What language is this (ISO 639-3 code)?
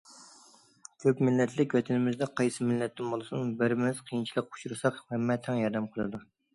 uig